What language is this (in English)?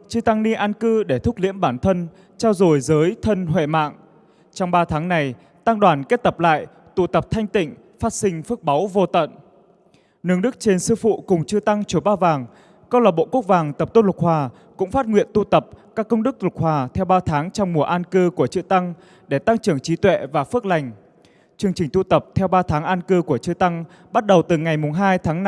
Vietnamese